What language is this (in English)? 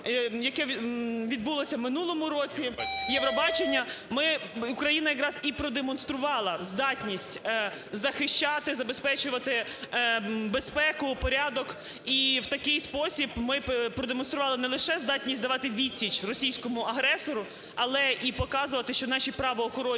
Ukrainian